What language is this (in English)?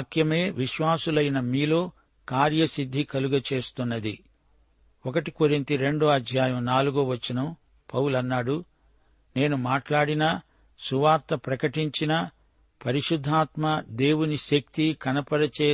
Telugu